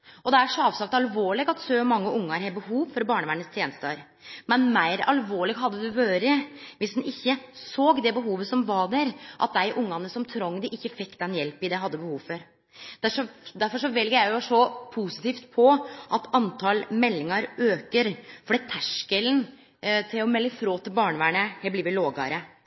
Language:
Norwegian Nynorsk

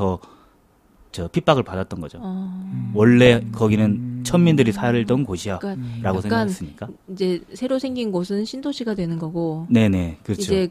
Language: Korean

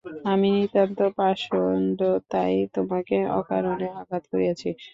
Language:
Bangla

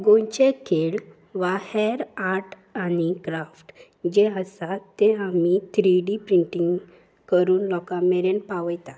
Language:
Konkani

